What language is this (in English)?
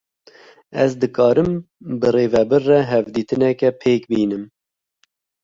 Kurdish